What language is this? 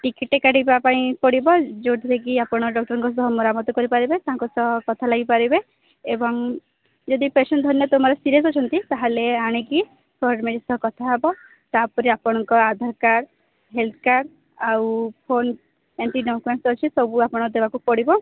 Odia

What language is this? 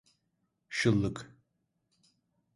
Turkish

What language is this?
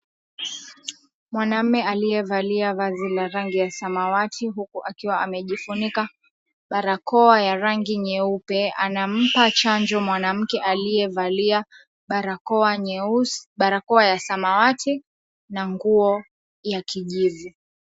Swahili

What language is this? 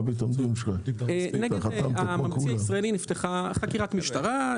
Hebrew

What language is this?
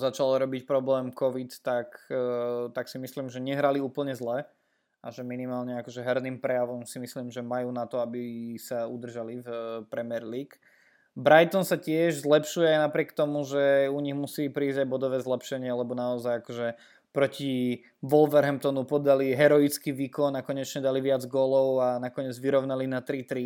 Slovak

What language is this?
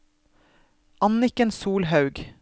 Norwegian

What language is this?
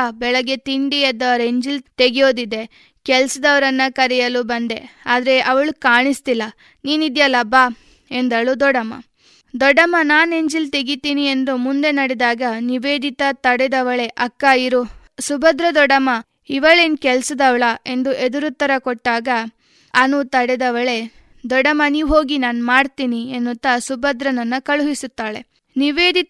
Kannada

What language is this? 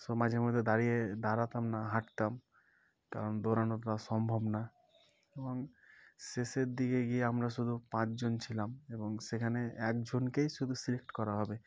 Bangla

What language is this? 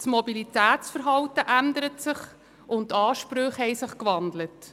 Swiss German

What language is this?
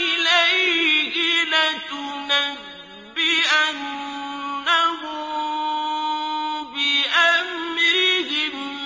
Arabic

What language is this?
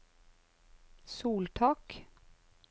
Norwegian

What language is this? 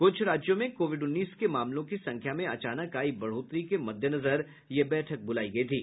Hindi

